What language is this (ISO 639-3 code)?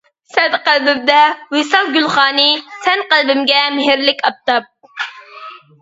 uig